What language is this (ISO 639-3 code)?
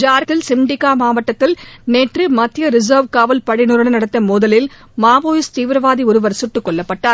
tam